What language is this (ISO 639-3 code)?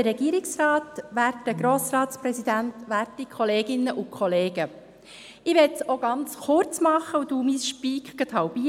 gsw